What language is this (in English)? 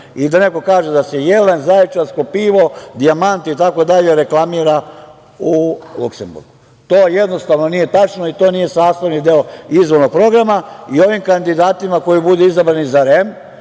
Serbian